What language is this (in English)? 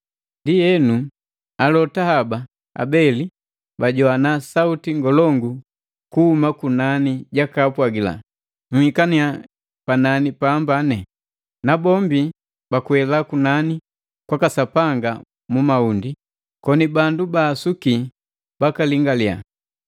Matengo